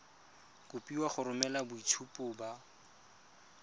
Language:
Tswana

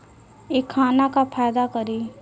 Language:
Bhojpuri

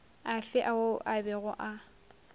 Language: Northern Sotho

